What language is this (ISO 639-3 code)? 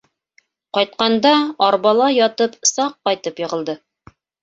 bak